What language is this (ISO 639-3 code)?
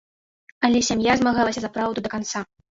bel